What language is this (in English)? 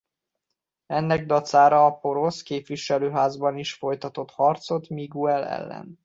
Hungarian